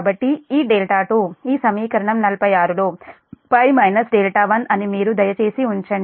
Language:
Telugu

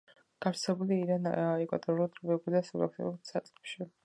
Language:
Georgian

